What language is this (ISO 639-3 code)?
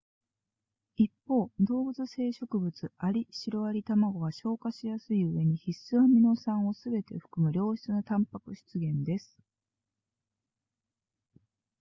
jpn